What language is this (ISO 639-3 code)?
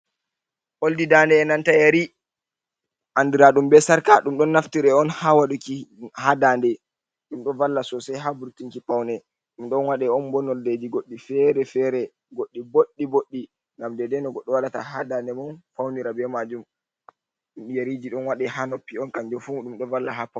ful